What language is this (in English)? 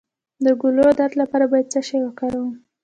Pashto